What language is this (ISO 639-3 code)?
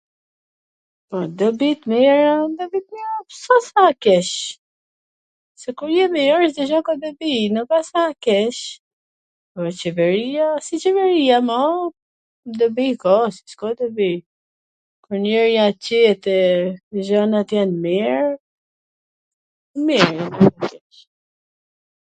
aln